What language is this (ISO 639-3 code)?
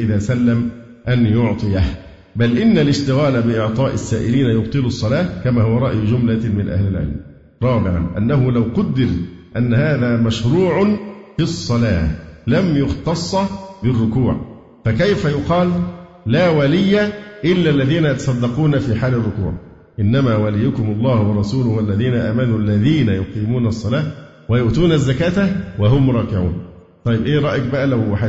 ara